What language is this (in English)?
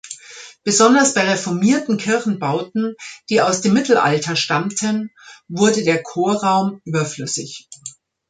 German